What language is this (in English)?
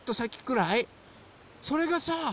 Japanese